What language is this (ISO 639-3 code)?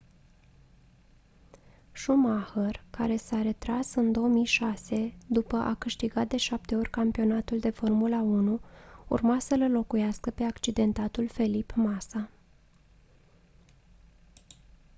ron